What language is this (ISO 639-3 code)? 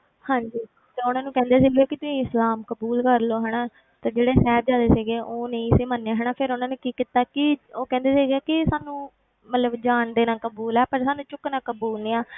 pan